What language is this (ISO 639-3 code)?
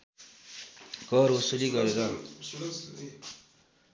nep